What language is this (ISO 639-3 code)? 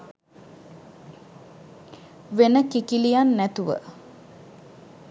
sin